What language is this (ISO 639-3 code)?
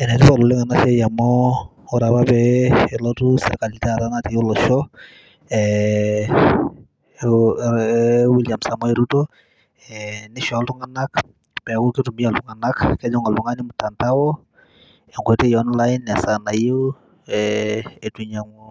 mas